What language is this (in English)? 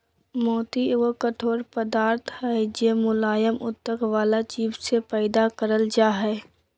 Magahi